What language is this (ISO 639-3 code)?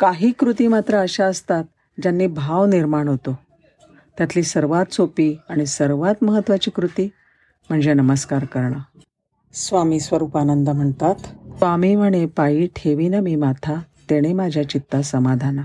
mar